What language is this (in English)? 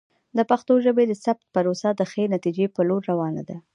Pashto